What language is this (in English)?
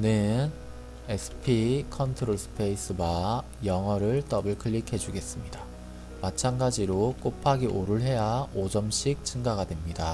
Korean